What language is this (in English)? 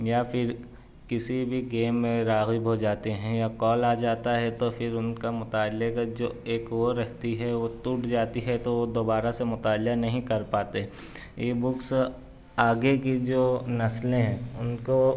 Urdu